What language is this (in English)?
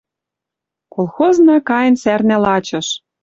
Western Mari